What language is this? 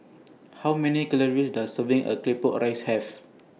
English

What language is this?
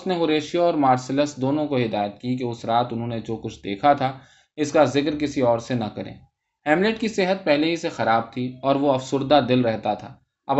Urdu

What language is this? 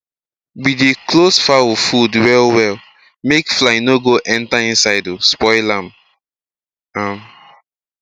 Nigerian Pidgin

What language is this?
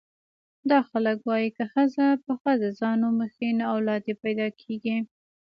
Pashto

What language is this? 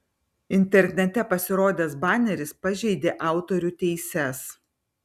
Lithuanian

